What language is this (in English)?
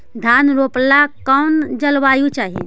Magahi